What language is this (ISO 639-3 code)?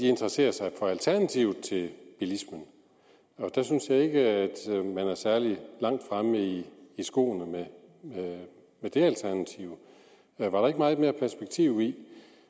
dan